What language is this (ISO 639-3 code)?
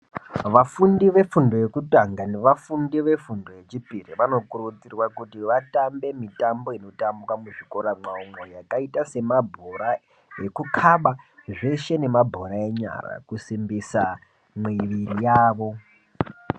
ndc